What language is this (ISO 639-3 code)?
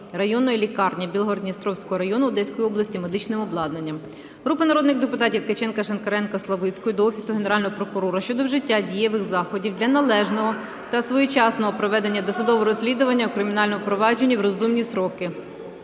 ukr